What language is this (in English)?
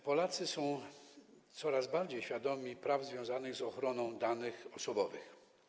Polish